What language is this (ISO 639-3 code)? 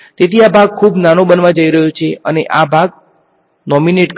guj